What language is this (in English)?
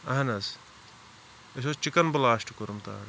Kashmiri